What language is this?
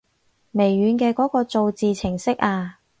Cantonese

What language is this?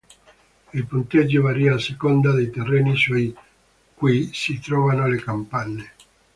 Italian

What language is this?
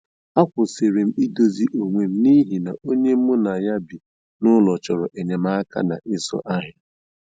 Igbo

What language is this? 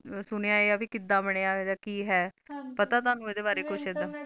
Punjabi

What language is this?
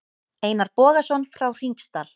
Icelandic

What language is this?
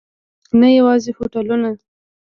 Pashto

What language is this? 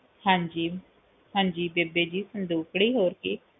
Punjabi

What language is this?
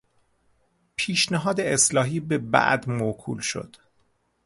Persian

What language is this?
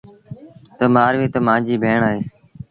Sindhi Bhil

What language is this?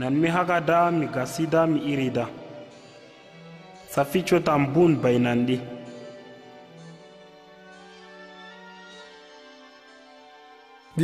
Arabic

